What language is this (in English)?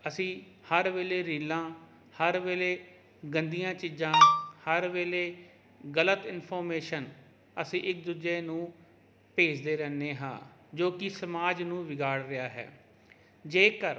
Punjabi